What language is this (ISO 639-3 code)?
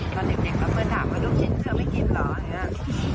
tha